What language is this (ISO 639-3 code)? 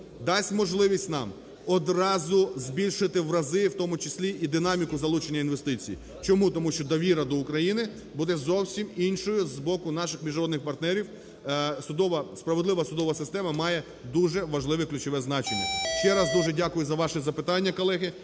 ukr